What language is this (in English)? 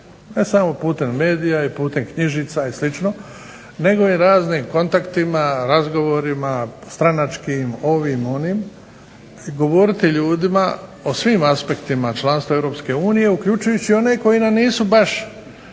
Croatian